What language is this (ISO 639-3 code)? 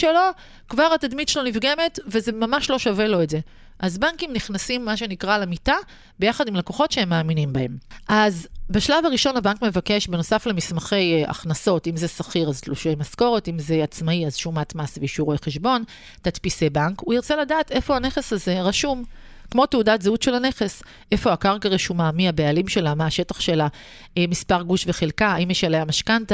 heb